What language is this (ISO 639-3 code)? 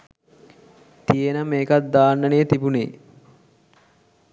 sin